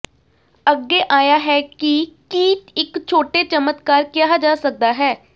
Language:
Punjabi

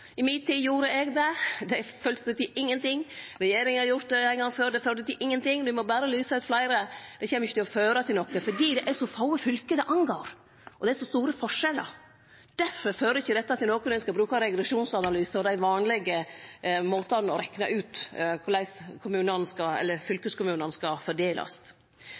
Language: Norwegian Nynorsk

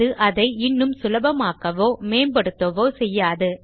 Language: Tamil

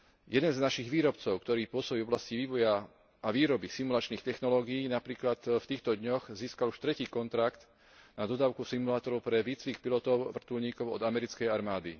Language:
Slovak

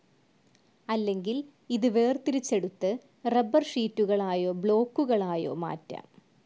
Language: Malayalam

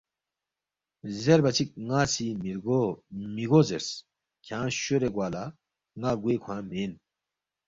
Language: Balti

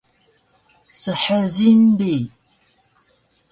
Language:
Taroko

